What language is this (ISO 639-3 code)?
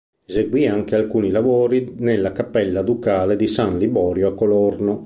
ita